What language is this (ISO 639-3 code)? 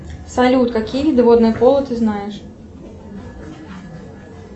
rus